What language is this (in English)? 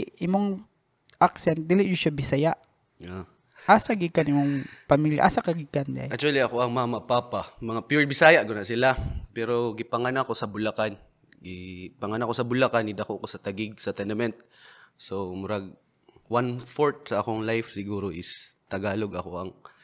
Filipino